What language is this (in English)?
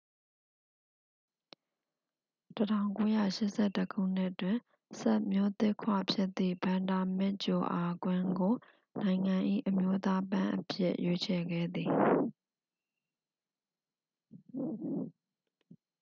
Burmese